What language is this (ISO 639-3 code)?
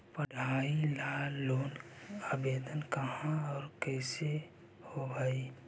mag